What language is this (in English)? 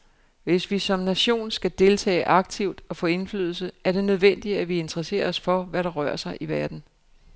Danish